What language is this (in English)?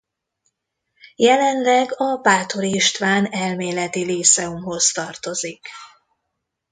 Hungarian